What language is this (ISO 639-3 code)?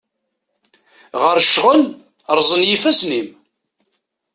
kab